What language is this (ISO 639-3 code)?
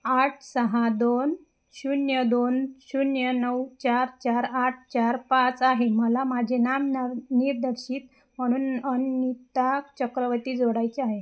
mar